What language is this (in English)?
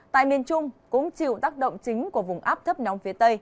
Vietnamese